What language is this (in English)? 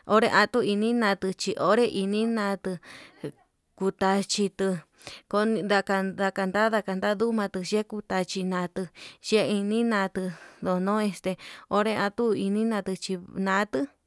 Yutanduchi Mixtec